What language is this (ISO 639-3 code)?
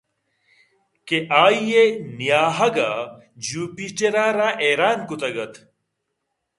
bgp